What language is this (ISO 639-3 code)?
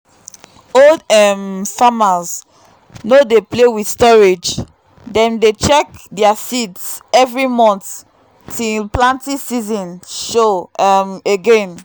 pcm